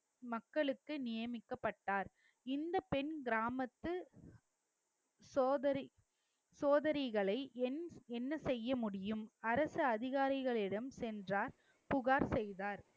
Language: Tamil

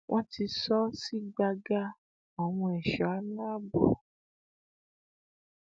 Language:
Yoruba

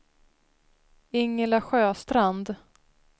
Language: Swedish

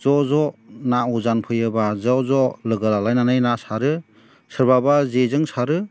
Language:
Bodo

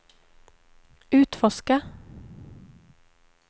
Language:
Swedish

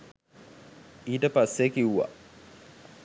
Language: Sinhala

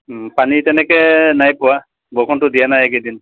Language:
Assamese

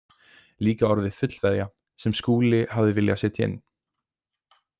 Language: Icelandic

